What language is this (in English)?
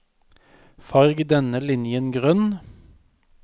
Norwegian